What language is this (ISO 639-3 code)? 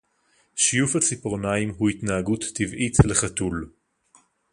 heb